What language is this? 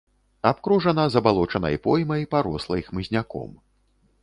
Belarusian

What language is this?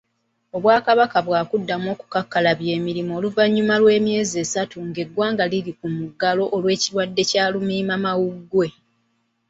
Ganda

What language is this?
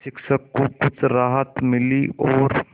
Hindi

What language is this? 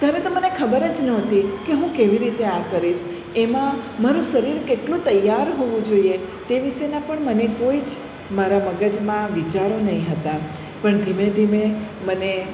Gujarati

